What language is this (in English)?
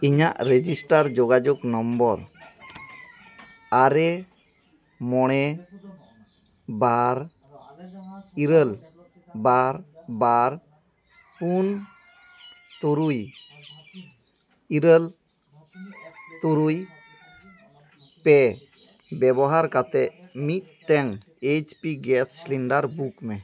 Santali